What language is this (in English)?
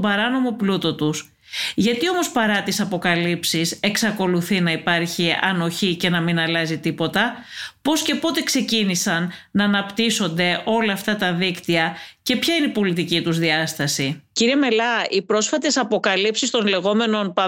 Greek